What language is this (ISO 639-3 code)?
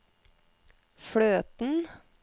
nor